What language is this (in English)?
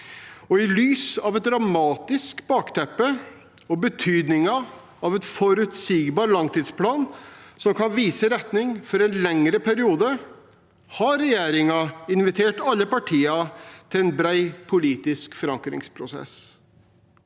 Norwegian